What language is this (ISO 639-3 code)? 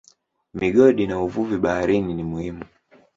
swa